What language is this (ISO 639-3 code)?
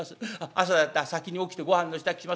jpn